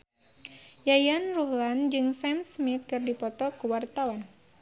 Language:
Sundanese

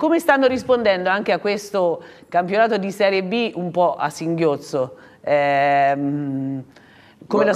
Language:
Italian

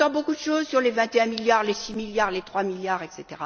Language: French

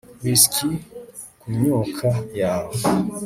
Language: Kinyarwanda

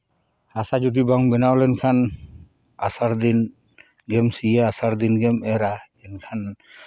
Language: Santali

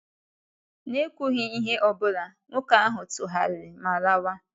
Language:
Igbo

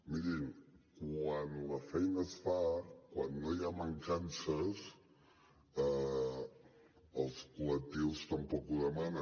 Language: Catalan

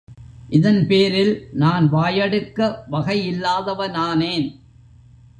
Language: Tamil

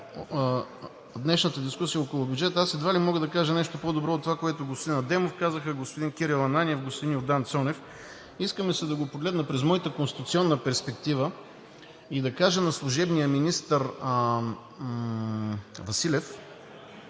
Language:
Bulgarian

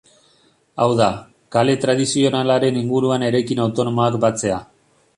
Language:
Basque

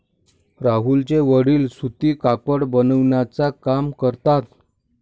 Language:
Marathi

